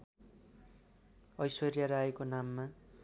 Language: Nepali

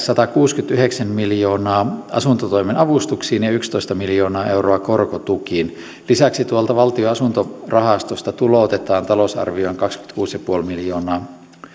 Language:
Finnish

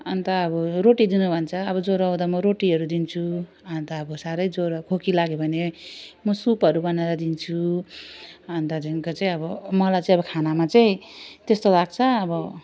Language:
Nepali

